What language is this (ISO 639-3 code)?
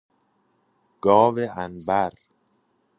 fas